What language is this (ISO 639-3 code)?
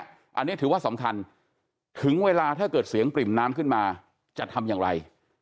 tha